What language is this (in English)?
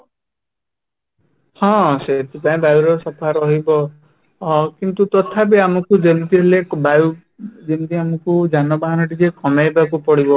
Odia